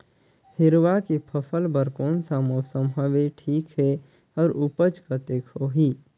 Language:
Chhattisgarhi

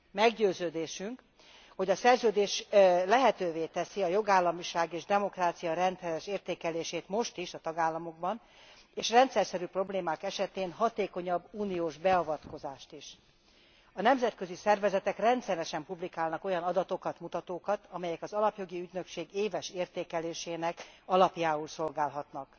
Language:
Hungarian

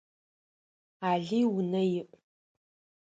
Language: Adyghe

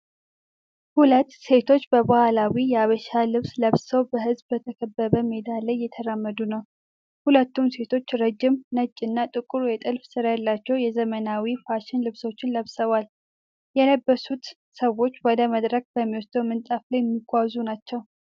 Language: Amharic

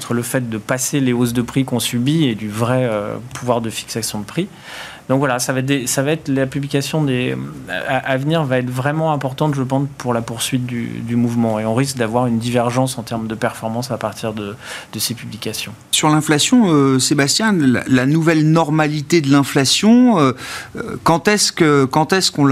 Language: French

